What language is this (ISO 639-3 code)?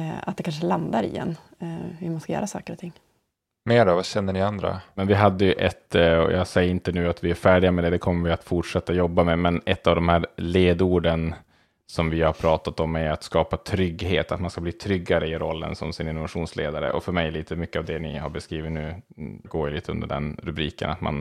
swe